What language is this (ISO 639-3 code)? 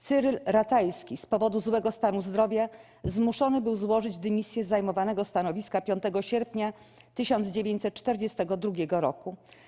pol